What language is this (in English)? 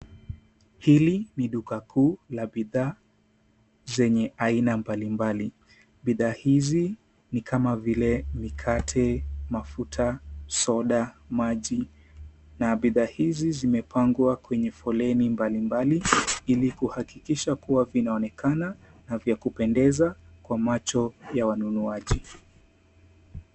Swahili